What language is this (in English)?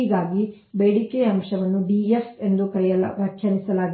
Kannada